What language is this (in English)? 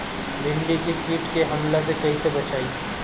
Bhojpuri